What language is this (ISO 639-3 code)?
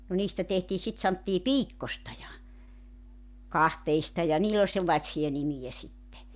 fin